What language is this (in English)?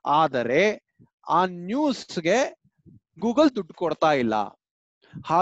Kannada